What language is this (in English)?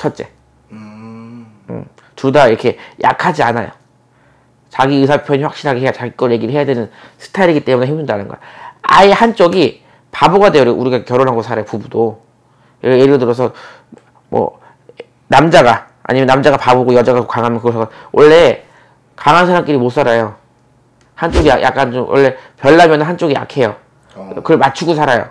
Korean